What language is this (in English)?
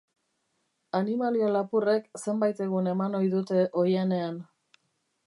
Basque